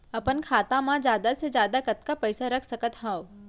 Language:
Chhattisgarhi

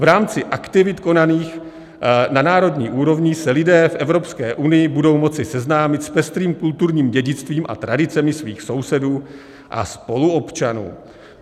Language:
Czech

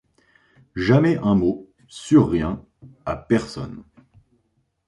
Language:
French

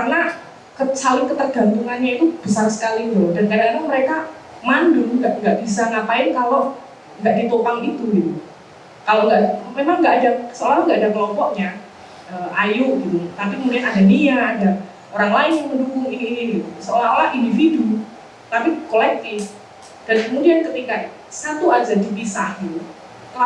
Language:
Indonesian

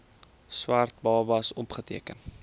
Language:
Afrikaans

